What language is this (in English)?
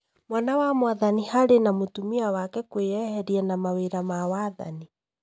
Kikuyu